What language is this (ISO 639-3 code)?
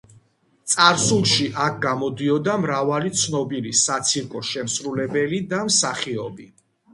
kat